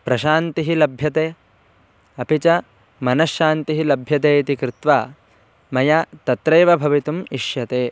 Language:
Sanskrit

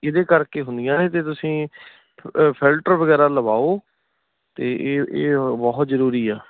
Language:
Punjabi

